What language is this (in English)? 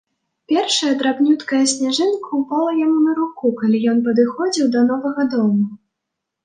Belarusian